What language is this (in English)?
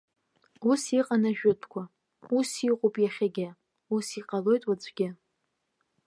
Abkhazian